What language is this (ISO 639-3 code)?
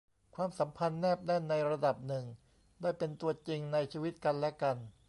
tha